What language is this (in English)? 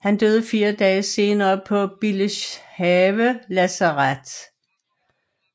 Danish